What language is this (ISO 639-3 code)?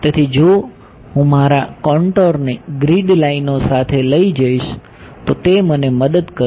guj